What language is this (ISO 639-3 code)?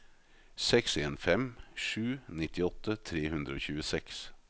nor